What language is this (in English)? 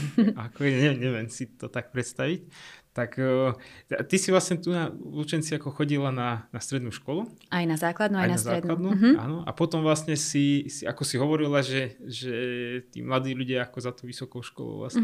Slovak